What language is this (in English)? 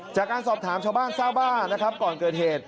Thai